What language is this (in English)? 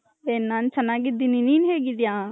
Kannada